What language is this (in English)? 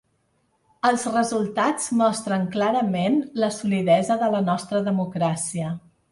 Catalan